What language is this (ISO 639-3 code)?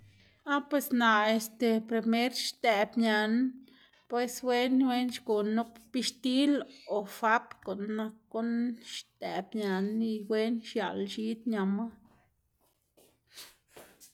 ztg